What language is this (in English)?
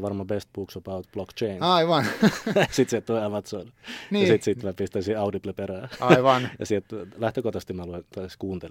Finnish